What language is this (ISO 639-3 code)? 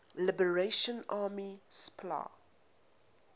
eng